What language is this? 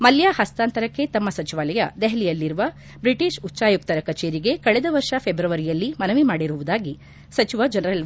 Kannada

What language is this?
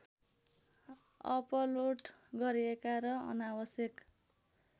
Nepali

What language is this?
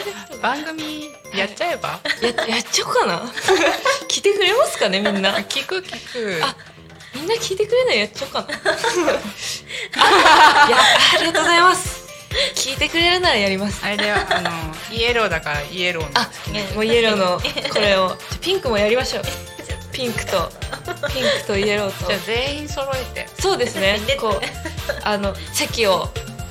Japanese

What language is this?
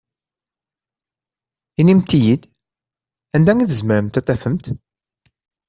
Kabyle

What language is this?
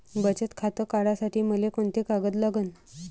Marathi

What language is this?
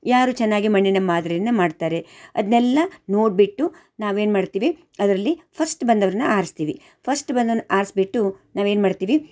Kannada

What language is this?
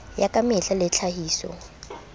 Southern Sotho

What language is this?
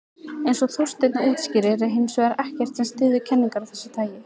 Icelandic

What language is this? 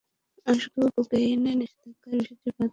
Bangla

